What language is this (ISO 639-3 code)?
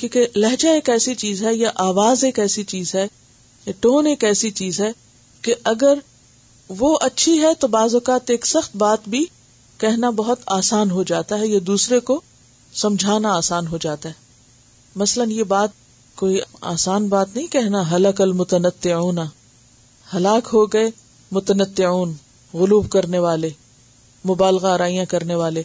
urd